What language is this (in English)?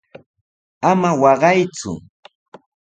Sihuas Ancash Quechua